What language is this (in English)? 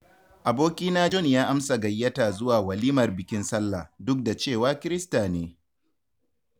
Hausa